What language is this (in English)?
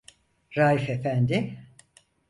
Turkish